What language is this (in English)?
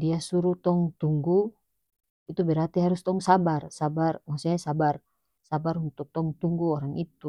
North Moluccan Malay